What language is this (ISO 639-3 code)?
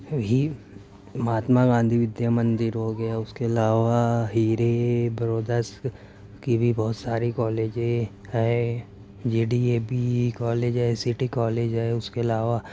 urd